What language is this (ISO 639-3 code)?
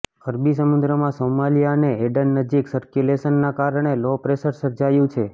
guj